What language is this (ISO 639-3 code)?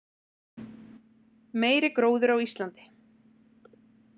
isl